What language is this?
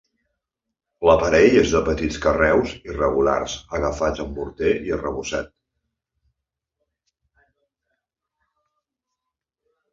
Catalan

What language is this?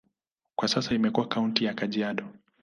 Swahili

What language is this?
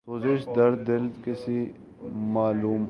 Urdu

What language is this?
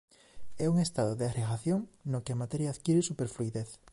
Galician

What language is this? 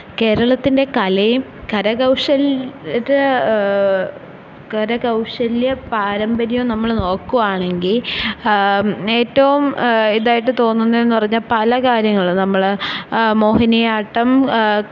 Malayalam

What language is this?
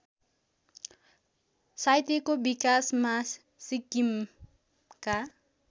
Nepali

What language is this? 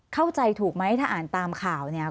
Thai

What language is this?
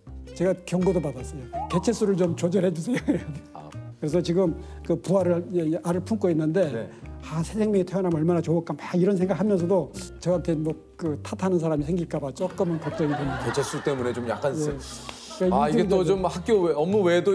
Korean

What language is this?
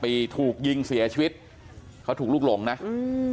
Thai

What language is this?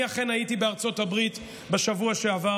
Hebrew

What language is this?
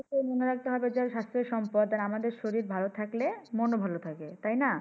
Bangla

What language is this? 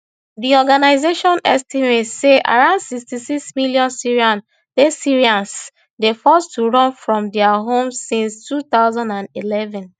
Nigerian Pidgin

